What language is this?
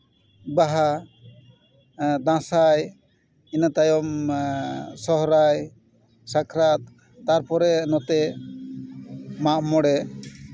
Santali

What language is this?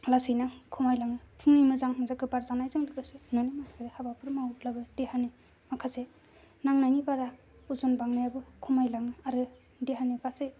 Bodo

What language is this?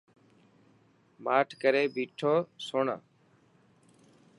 Dhatki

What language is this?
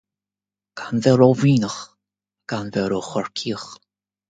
Irish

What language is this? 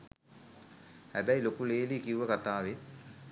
Sinhala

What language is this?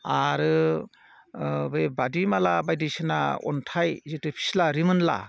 Bodo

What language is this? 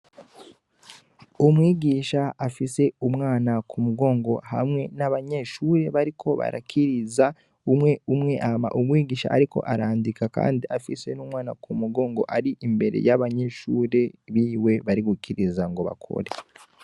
Rundi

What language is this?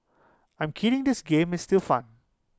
English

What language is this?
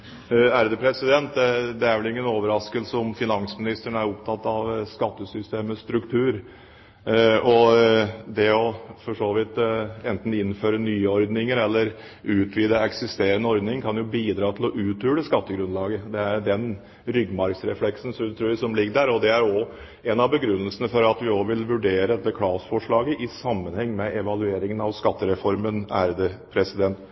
Norwegian Bokmål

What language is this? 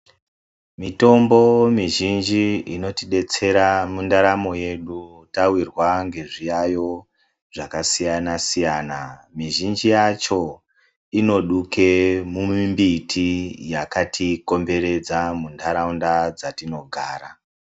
Ndau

